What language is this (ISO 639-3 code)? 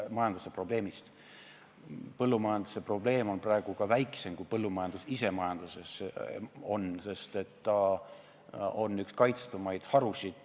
est